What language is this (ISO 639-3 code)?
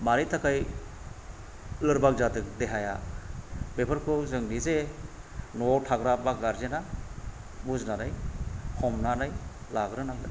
brx